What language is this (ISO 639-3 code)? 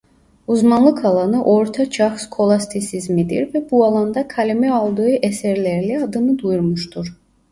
tur